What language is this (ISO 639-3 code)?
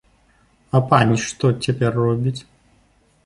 bel